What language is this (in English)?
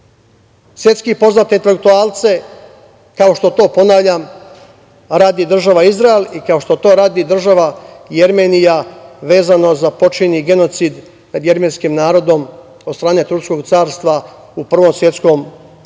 Serbian